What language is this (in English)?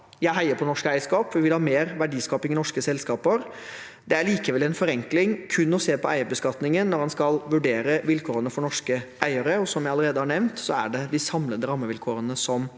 Norwegian